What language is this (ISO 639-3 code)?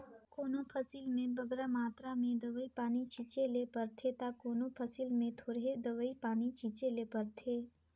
hne